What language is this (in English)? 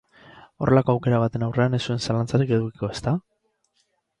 Basque